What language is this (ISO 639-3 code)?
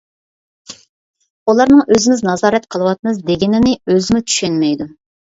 uig